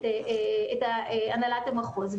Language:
Hebrew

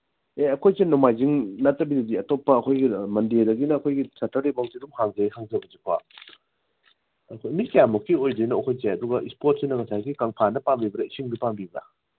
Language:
Manipuri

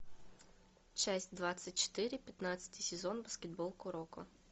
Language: Russian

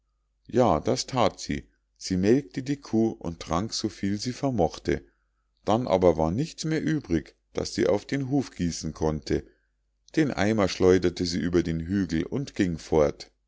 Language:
German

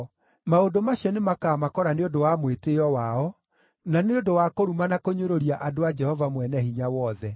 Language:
Kikuyu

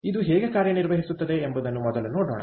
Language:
Kannada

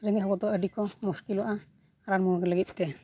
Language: Santali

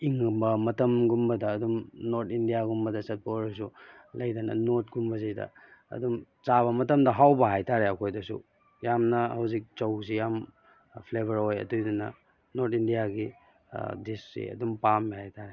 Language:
Manipuri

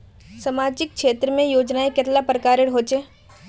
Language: Magahi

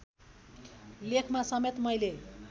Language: Nepali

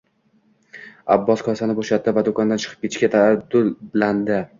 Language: Uzbek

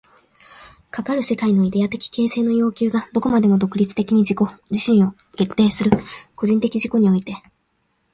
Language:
Japanese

